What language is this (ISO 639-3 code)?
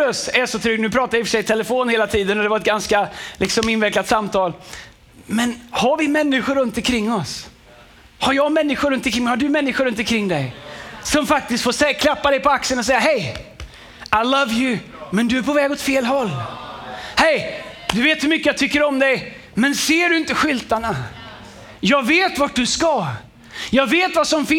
swe